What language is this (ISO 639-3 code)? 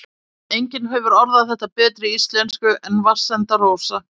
isl